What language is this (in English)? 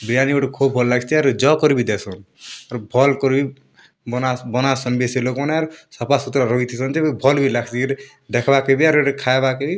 Odia